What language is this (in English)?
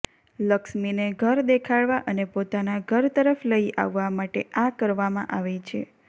Gujarati